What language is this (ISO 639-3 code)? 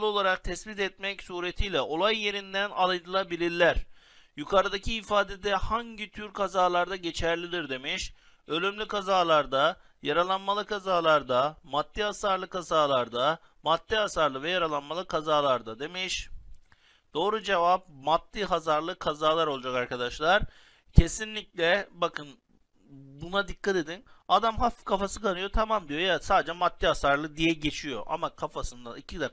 tur